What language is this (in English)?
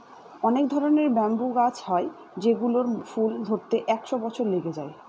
Bangla